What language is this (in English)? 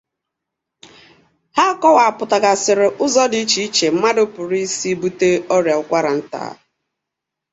Igbo